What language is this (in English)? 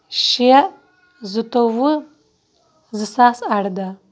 Kashmiri